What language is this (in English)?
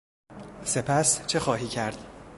Persian